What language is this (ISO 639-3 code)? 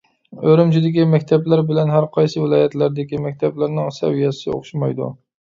uig